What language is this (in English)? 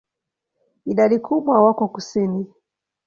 Swahili